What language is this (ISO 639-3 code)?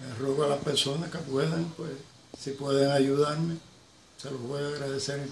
spa